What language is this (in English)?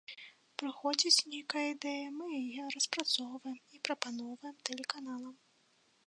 Belarusian